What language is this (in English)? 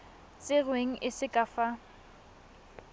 Tswana